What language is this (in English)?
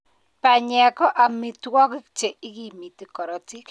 Kalenjin